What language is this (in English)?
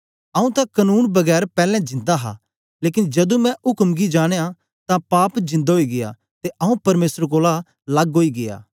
Dogri